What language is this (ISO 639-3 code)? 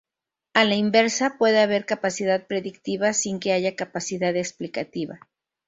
spa